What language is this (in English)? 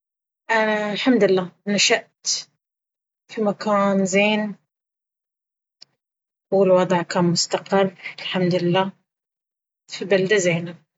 Baharna Arabic